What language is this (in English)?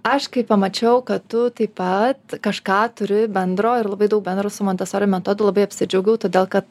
Lithuanian